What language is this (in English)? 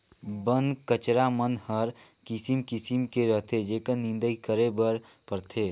Chhattisgarhi